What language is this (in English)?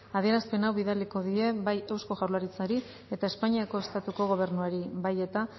Basque